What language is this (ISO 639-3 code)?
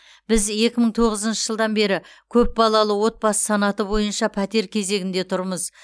kaz